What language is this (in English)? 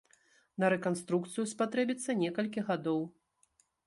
Belarusian